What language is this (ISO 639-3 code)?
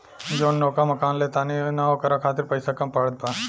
bho